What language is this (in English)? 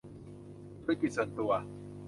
Thai